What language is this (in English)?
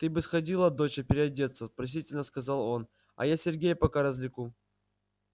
Russian